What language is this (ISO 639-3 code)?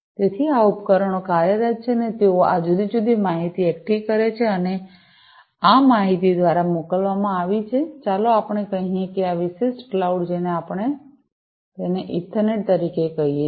guj